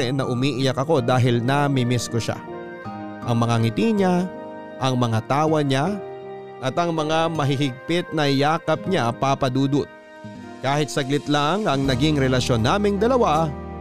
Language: Filipino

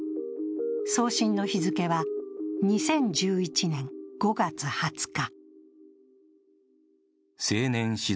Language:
Japanese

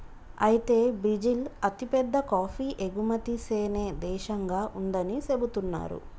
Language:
Telugu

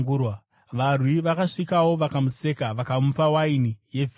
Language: Shona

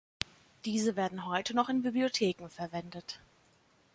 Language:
German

